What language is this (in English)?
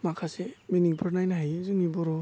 Bodo